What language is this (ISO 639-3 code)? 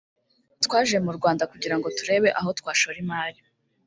kin